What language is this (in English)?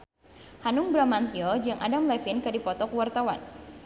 Sundanese